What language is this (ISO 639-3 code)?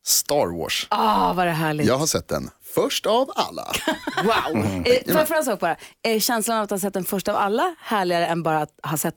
swe